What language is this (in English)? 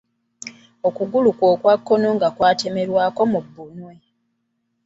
Ganda